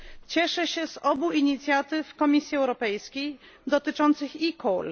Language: Polish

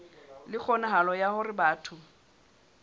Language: Southern Sotho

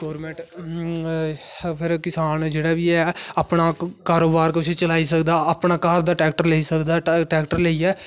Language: Dogri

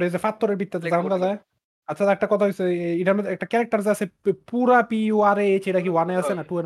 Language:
Bangla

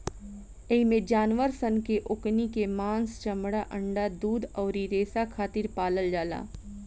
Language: Bhojpuri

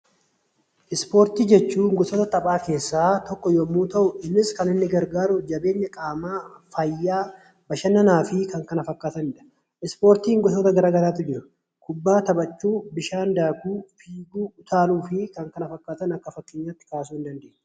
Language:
Oromo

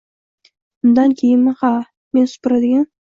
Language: Uzbek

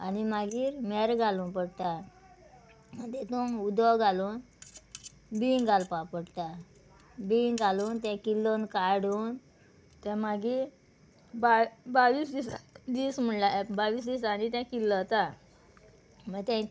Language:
Konkani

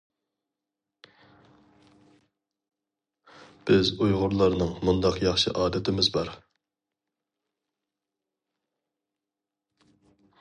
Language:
Uyghur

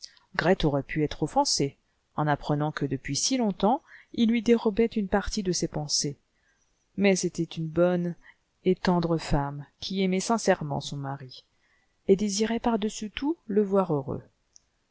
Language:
French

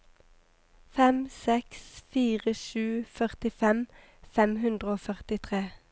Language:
Norwegian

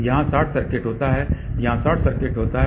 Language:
Hindi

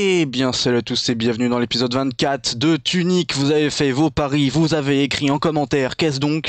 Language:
French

